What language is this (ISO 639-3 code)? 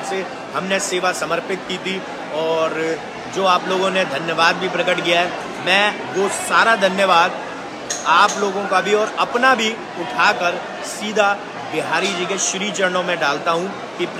hin